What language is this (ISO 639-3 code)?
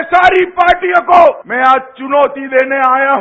hin